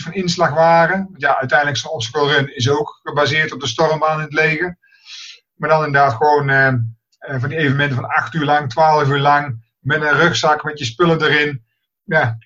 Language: Dutch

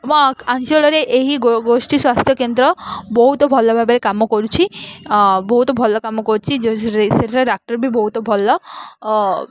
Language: Odia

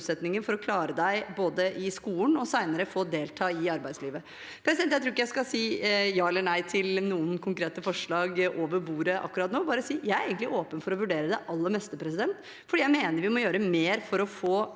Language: Norwegian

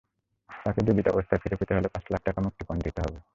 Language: Bangla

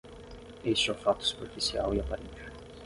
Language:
Portuguese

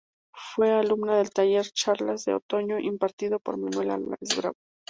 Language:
Spanish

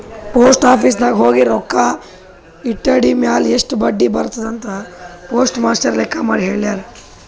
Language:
Kannada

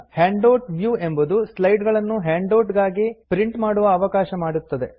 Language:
Kannada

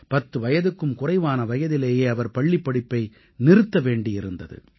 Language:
Tamil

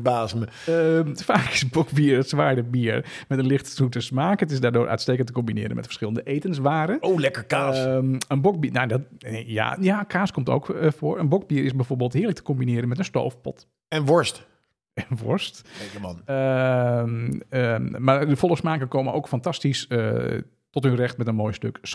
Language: Dutch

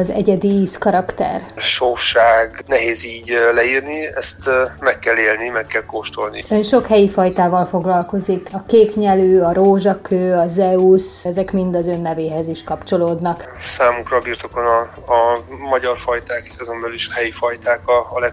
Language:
Hungarian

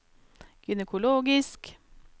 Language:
Norwegian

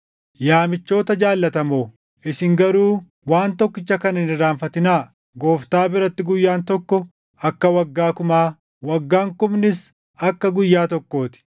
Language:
Oromo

